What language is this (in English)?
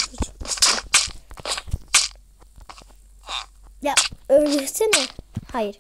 Turkish